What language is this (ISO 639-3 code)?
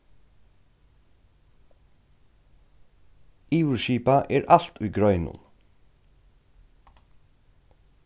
fao